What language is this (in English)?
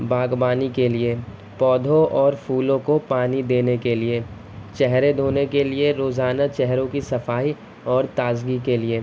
Urdu